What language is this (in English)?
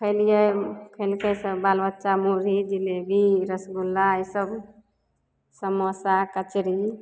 Maithili